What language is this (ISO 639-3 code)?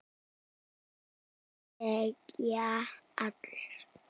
isl